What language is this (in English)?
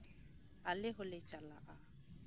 Santali